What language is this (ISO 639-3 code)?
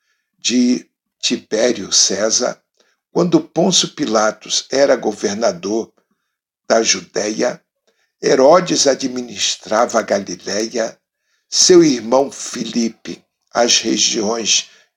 por